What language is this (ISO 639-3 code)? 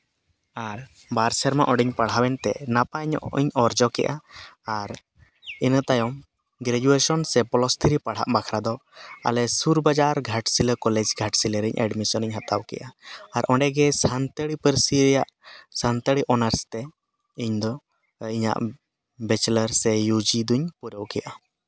sat